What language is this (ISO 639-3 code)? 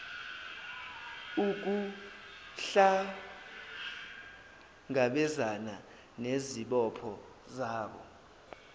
zul